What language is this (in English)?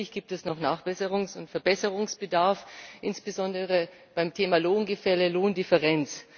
German